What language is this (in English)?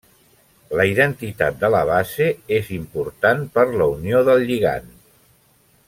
Catalan